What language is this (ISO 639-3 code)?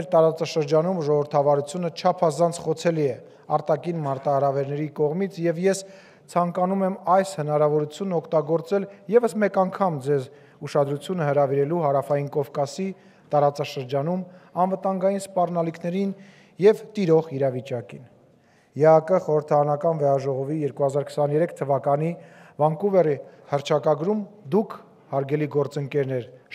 ron